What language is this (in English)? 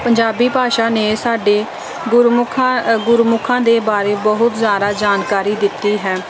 Punjabi